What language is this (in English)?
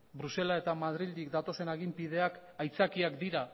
Basque